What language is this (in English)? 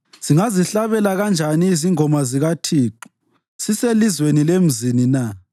North Ndebele